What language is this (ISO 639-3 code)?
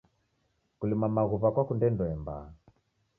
dav